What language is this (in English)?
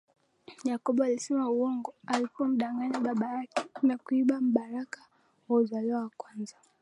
Swahili